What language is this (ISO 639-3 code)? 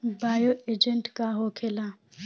bho